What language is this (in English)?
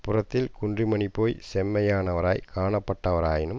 Tamil